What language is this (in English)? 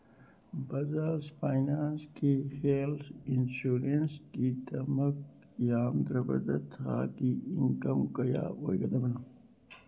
Manipuri